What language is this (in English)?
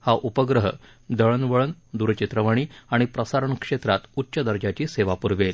Marathi